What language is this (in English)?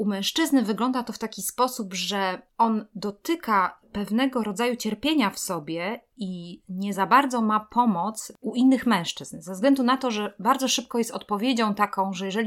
Polish